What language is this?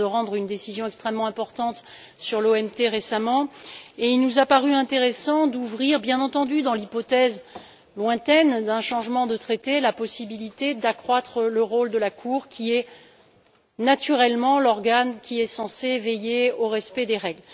French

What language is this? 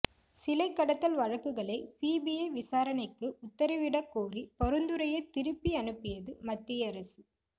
Tamil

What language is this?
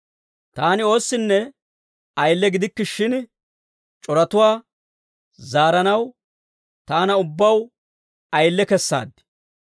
Dawro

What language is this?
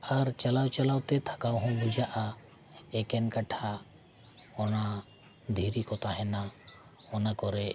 Santali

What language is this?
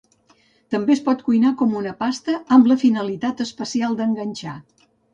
Catalan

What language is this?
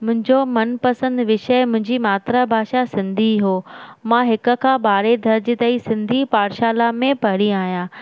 Sindhi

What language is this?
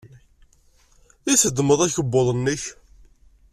Kabyle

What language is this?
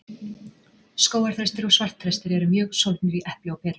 Icelandic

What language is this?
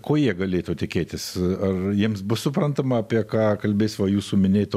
Lithuanian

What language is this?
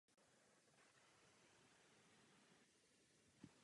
Czech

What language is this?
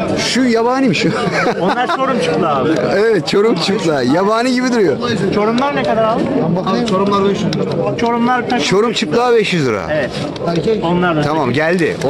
Turkish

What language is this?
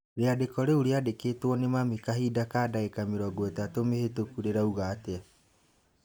Kikuyu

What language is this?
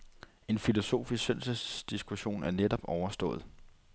Danish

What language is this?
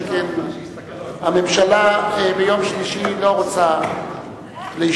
Hebrew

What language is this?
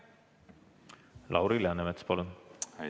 Estonian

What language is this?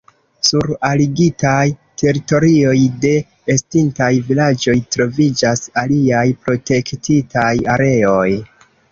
Esperanto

